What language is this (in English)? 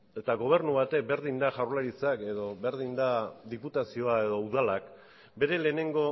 Basque